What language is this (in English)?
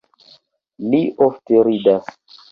Esperanto